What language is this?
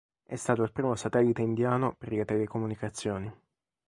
Italian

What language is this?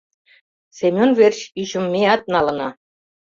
Mari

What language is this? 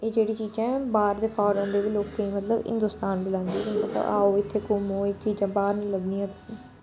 Dogri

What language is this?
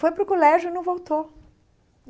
Portuguese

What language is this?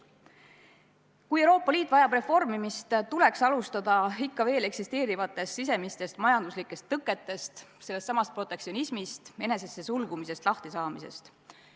Estonian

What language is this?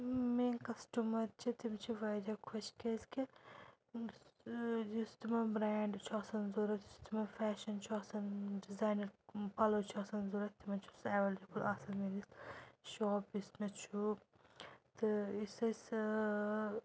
Kashmiri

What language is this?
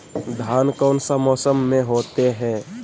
Magahi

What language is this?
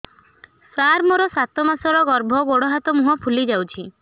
Odia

